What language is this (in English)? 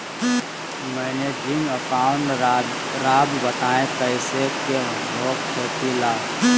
Magahi